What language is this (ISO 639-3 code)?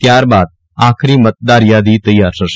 guj